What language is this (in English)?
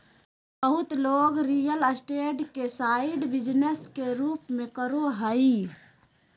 Magahi